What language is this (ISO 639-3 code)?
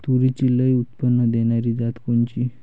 mar